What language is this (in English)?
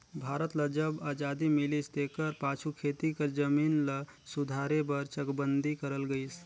Chhattisgarhi